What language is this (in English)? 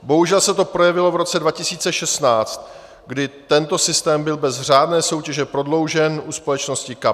Czech